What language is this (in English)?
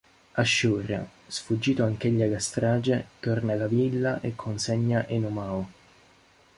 Italian